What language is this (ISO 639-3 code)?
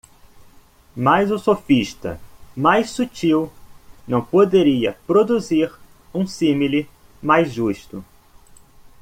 por